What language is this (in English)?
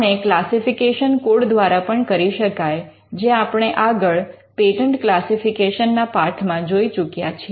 Gujarati